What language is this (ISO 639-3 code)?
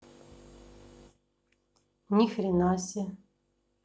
rus